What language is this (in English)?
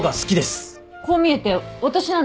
Japanese